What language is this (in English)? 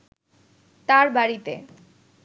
Bangla